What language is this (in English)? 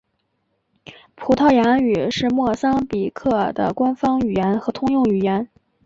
Chinese